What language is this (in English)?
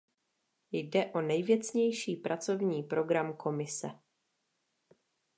Czech